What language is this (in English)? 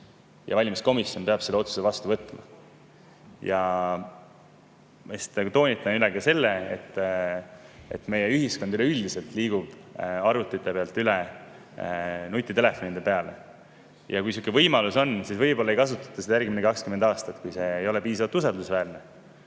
Estonian